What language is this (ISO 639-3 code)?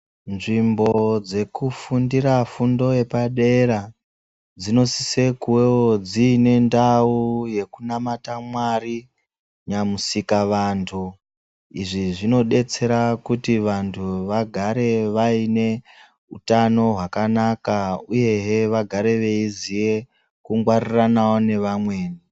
ndc